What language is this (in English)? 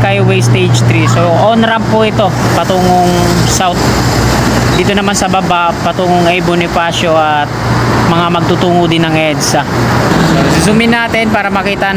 Filipino